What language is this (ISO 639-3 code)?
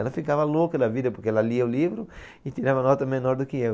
por